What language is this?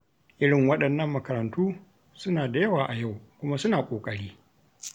Hausa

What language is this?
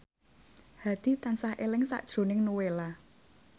Javanese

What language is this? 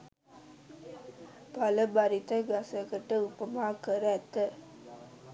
Sinhala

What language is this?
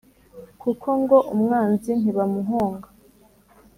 Kinyarwanda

